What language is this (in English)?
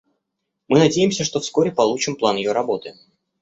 Russian